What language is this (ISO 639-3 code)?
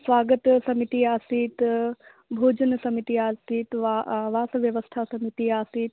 san